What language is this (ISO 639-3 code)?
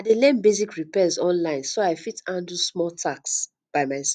pcm